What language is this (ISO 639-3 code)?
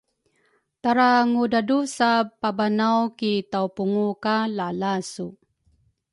dru